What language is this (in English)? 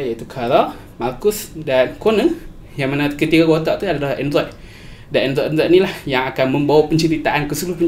Malay